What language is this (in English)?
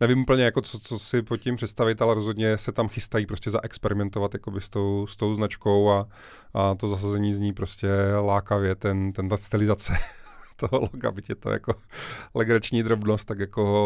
Czech